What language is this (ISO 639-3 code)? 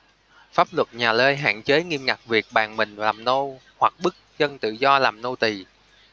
vie